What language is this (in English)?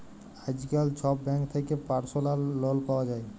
Bangla